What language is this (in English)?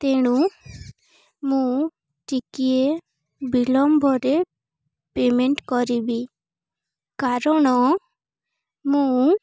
Odia